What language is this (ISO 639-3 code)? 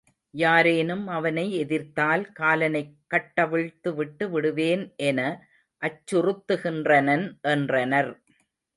tam